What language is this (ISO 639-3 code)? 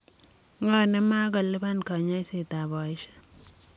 kln